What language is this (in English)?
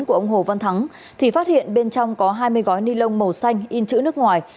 Vietnamese